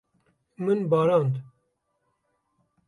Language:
Kurdish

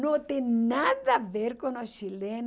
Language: Portuguese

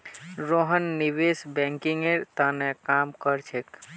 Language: Magahi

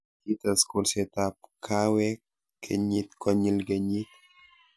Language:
Kalenjin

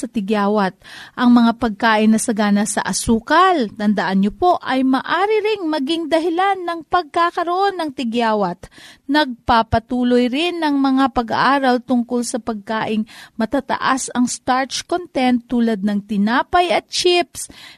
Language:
Filipino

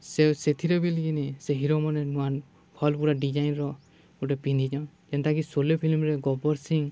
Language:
Odia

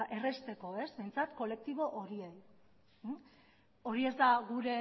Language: Basque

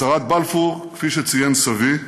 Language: Hebrew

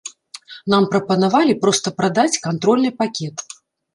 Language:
Belarusian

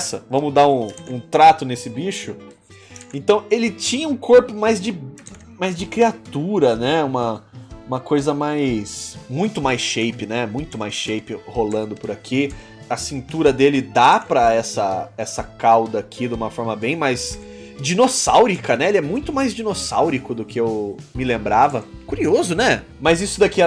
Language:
Portuguese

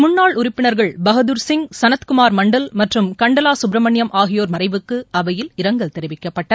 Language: Tamil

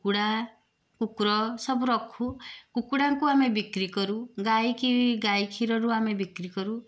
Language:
Odia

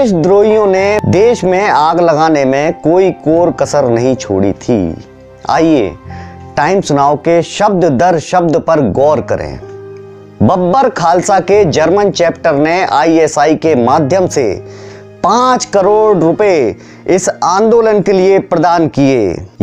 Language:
Hindi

